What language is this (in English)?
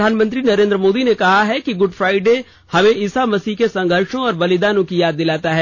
Hindi